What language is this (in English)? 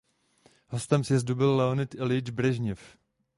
Czech